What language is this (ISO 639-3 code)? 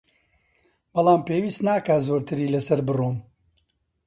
ckb